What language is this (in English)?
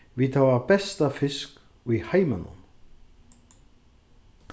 Faroese